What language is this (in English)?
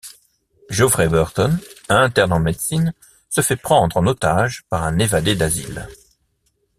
French